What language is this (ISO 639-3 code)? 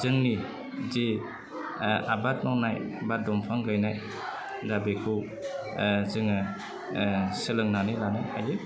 brx